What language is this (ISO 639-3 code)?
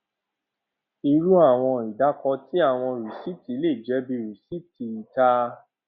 yor